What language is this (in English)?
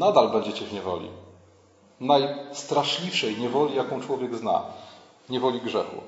Polish